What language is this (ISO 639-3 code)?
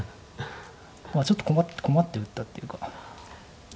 jpn